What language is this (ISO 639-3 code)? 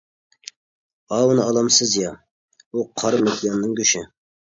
uig